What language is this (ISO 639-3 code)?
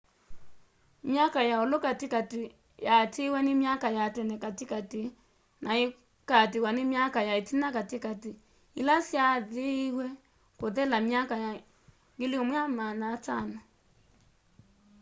kam